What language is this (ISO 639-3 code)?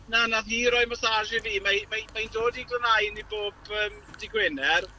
cym